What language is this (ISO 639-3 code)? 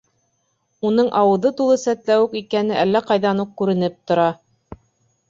bak